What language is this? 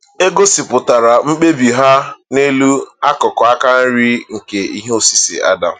Igbo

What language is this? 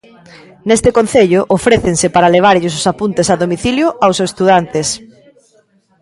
Galician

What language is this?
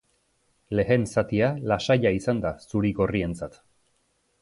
Basque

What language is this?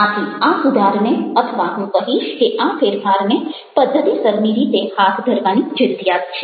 Gujarati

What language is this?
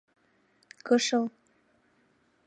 Mari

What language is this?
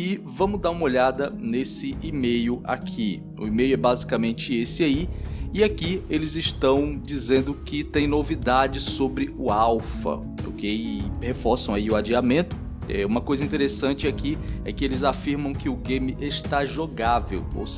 Portuguese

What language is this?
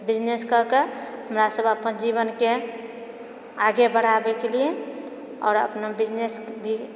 Maithili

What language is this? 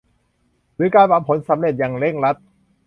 Thai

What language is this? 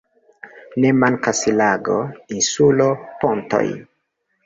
Esperanto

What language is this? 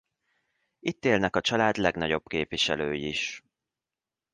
Hungarian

